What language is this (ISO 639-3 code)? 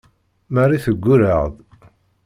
kab